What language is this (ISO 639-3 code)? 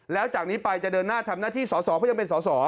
tha